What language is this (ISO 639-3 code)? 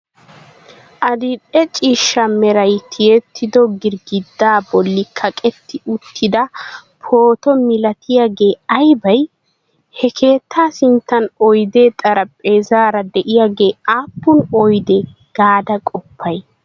wal